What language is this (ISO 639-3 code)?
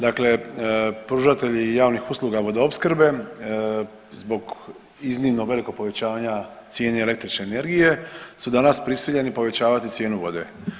hrv